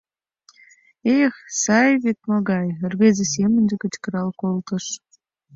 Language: Mari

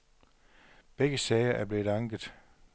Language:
Danish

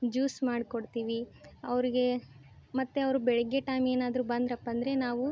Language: Kannada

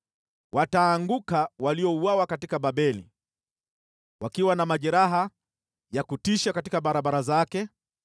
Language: Swahili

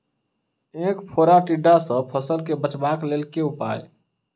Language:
Maithili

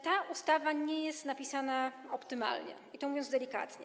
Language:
Polish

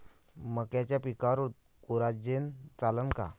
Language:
Marathi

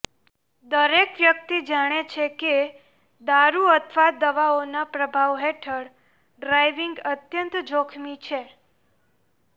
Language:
Gujarati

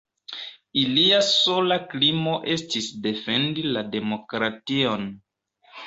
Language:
Esperanto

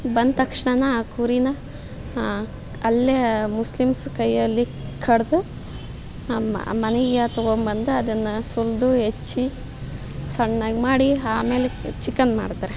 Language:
Kannada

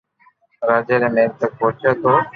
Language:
Loarki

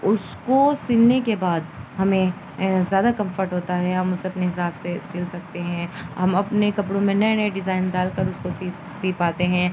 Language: Urdu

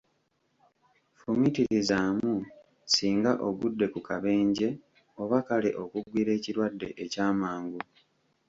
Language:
Ganda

